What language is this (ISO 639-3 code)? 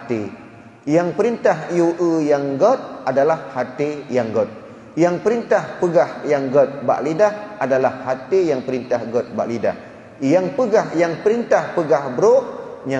msa